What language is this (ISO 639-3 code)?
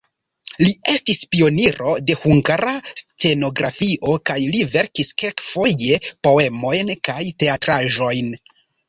epo